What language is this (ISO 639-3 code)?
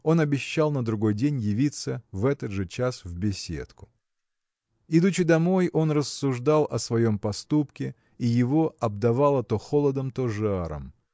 rus